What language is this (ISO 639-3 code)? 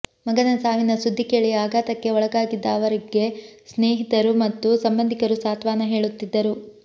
kan